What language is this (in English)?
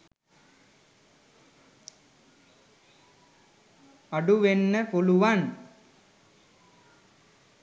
Sinhala